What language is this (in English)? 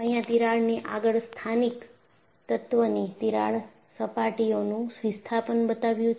Gujarati